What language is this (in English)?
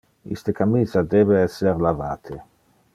Interlingua